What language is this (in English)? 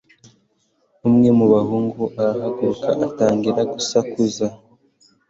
Kinyarwanda